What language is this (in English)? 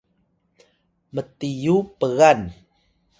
Atayal